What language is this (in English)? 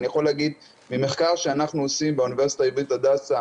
Hebrew